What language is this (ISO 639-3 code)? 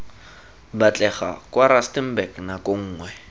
tsn